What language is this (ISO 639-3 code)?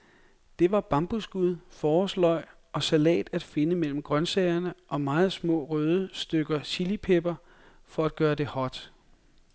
dan